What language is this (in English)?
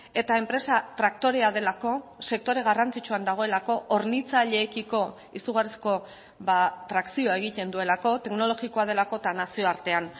Basque